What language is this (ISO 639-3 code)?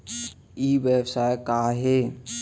hne